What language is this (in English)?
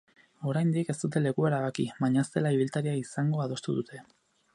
Basque